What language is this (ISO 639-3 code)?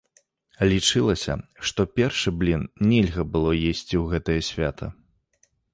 bel